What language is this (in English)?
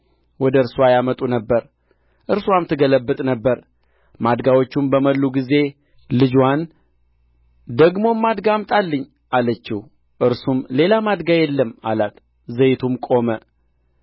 Amharic